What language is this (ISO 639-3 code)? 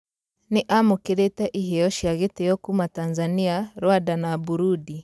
kik